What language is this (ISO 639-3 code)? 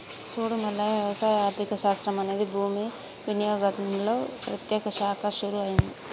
tel